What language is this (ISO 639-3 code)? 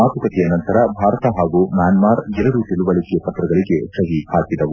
kan